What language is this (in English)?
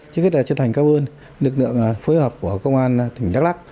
Vietnamese